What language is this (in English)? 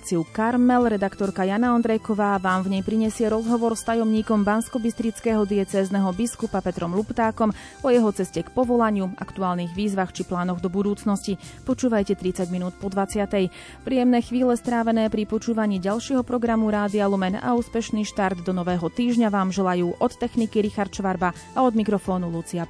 Slovak